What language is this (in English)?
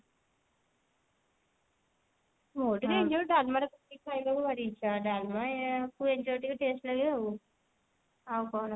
Odia